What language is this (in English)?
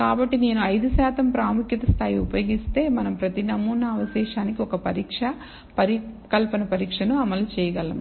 Telugu